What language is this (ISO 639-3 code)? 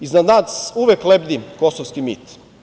srp